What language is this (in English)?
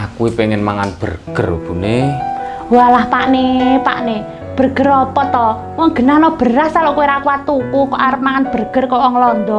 Indonesian